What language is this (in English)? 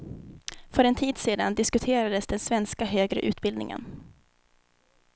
Swedish